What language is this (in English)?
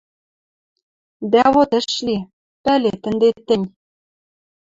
Western Mari